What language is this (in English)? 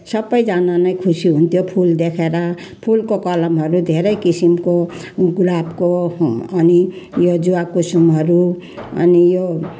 Nepali